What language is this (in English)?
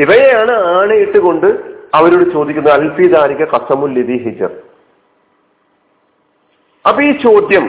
Malayalam